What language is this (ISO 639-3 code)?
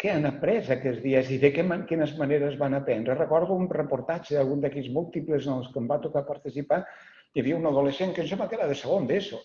cat